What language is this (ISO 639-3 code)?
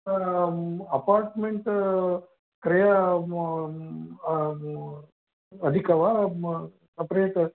san